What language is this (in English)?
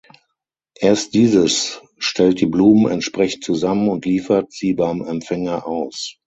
German